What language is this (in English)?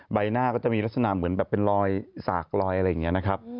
Thai